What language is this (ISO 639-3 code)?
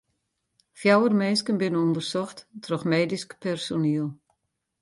fry